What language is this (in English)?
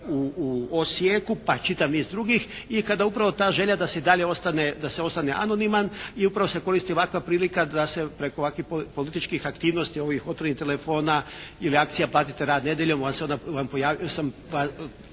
Croatian